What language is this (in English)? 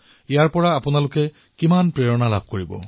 Assamese